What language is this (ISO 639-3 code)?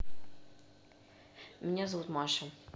rus